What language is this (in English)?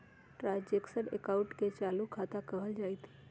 Magahi